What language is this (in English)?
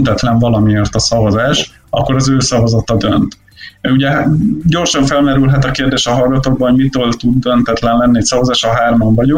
Hungarian